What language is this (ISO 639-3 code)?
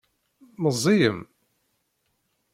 kab